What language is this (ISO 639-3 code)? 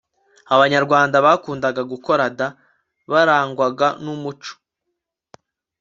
kin